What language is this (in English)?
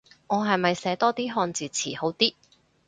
Cantonese